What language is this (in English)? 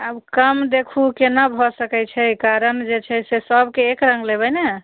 Maithili